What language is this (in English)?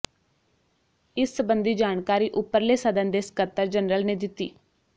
Punjabi